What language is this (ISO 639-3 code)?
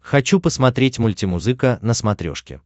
rus